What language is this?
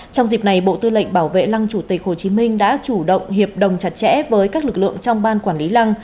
Vietnamese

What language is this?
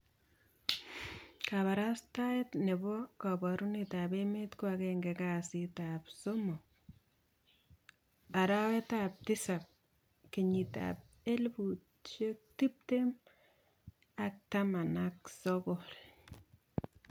Kalenjin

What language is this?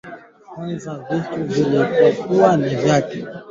Swahili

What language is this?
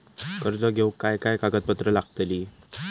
Marathi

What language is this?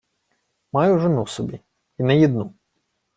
Ukrainian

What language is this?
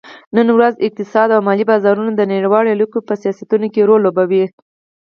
Pashto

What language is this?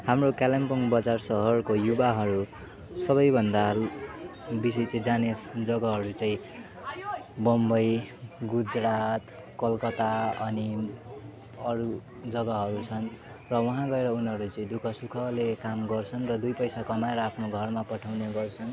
Nepali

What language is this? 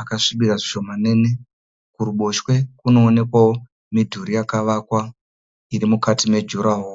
Shona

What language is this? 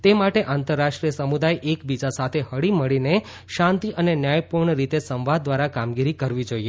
Gujarati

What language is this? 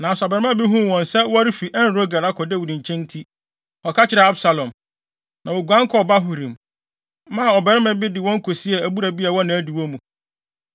Akan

